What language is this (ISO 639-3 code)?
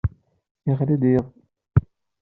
kab